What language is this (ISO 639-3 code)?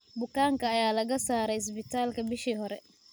som